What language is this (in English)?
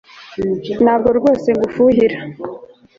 Kinyarwanda